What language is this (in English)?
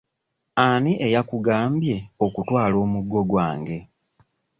Ganda